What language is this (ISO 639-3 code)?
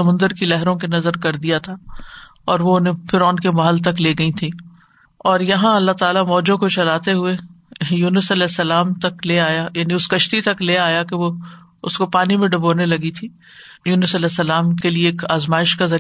urd